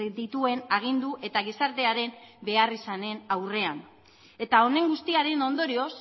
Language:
Basque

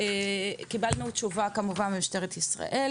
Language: Hebrew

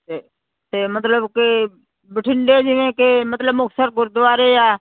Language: Punjabi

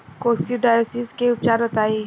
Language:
Bhojpuri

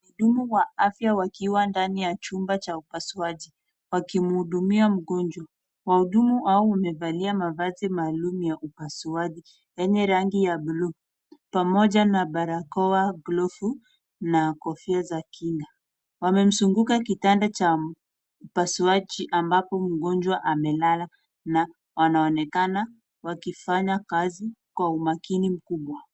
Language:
Swahili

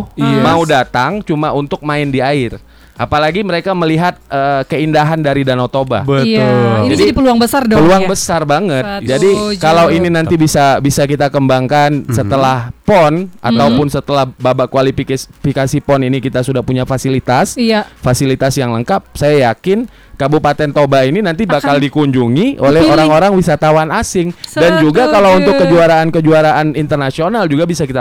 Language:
Indonesian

